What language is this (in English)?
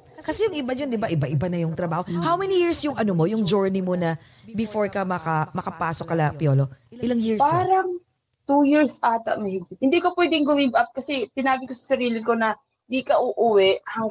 Filipino